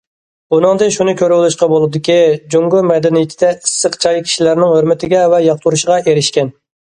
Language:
Uyghur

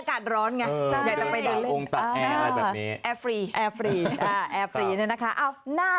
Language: Thai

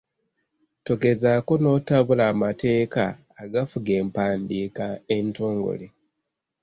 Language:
Ganda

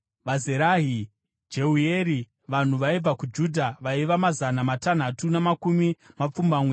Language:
Shona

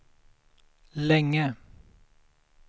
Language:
Swedish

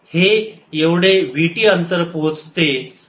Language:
Marathi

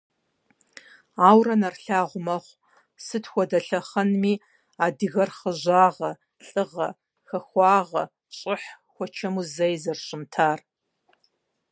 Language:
Kabardian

